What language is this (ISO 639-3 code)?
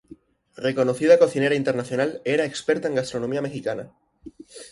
spa